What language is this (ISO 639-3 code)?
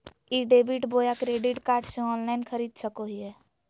mag